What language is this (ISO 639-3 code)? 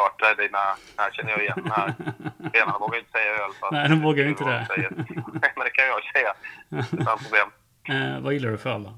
swe